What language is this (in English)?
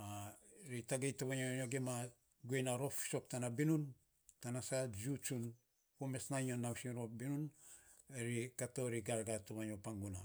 Saposa